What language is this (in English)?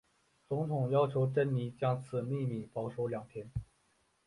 Chinese